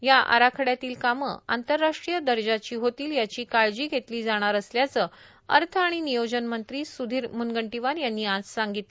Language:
Marathi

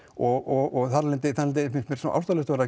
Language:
Icelandic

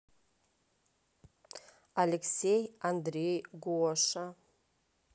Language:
Russian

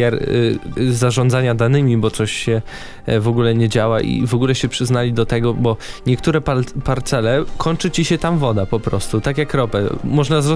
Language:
Polish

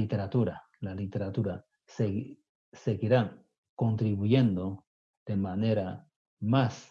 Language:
Spanish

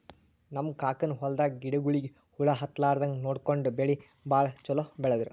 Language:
Kannada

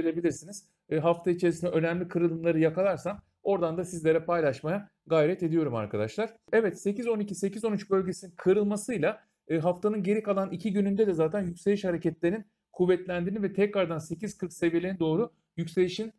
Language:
Turkish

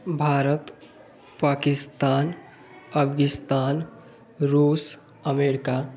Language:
Hindi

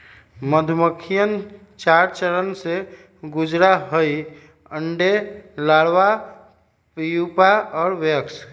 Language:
Magahi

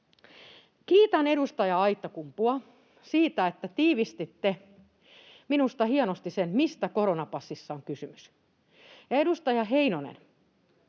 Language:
Finnish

